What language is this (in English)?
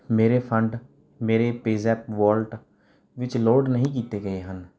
Punjabi